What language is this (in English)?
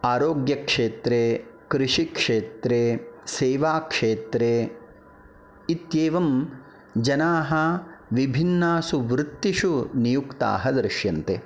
Sanskrit